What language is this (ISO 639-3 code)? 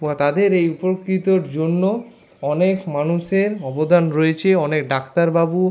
ben